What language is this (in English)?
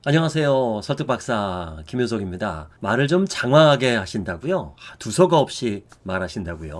Korean